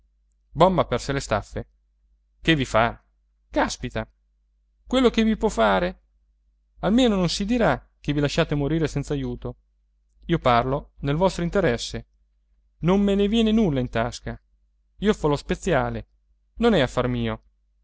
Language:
Italian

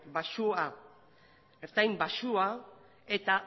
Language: Basque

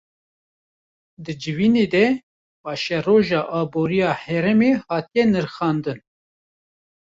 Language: Kurdish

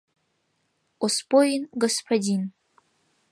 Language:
Mari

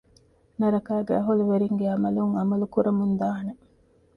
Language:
Divehi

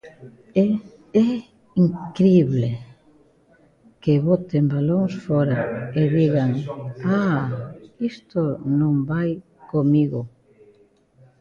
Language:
Galician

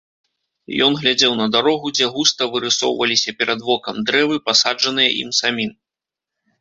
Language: Belarusian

